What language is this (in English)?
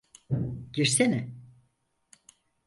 Turkish